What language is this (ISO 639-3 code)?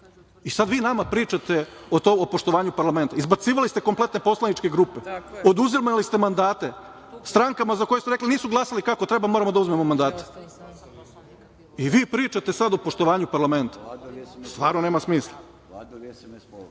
srp